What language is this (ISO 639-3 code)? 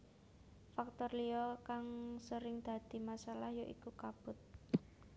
jav